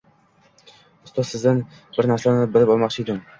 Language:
Uzbek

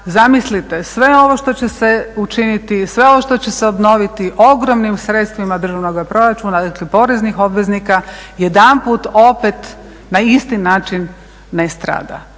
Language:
Croatian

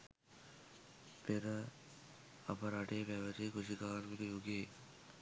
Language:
Sinhala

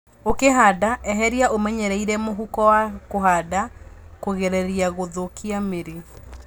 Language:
Kikuyu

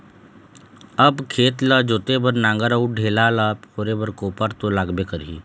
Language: Chhattisgarhi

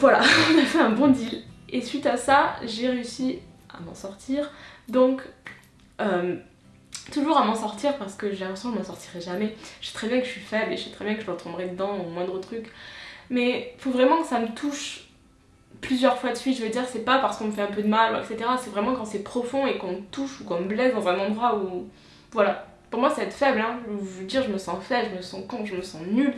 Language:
French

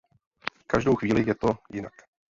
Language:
Czech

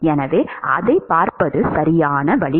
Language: Tamil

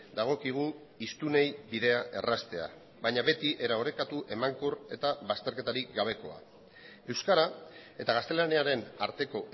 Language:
Basque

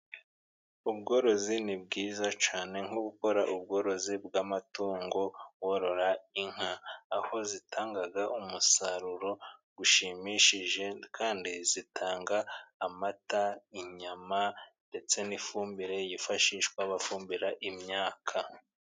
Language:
Kinyarwanda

